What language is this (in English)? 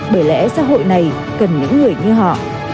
Vietnamese